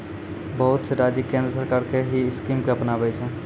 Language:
Maithili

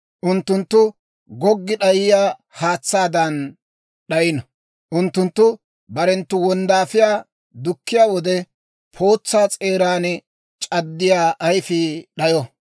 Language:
Dawro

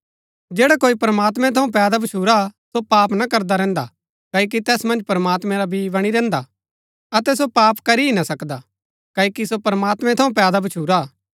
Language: Gaddi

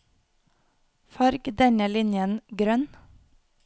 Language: Norwegian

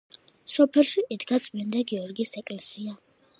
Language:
Georgian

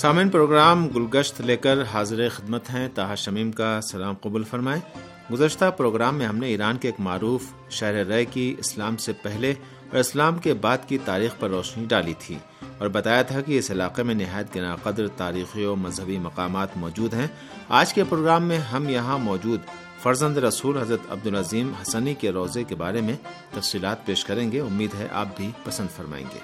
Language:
Urdu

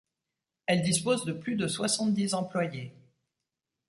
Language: French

